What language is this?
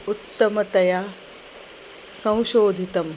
Sanskrit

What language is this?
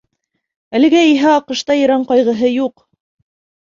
Bashkir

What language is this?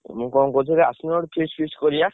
Odia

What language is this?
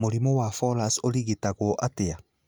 Kikuyu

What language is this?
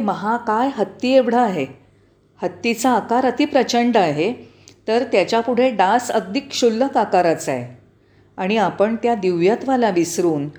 Marathi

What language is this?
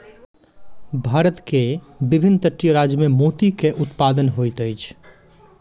Maithili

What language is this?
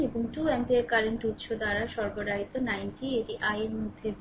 Bangla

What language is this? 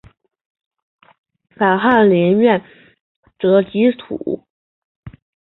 Chinese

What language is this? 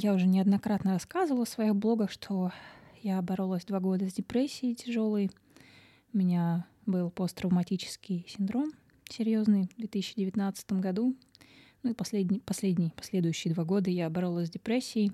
Russian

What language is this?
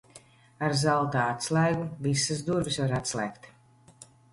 Latvian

